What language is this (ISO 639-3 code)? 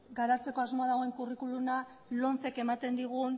eus